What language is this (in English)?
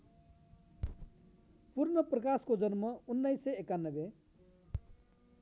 Nepali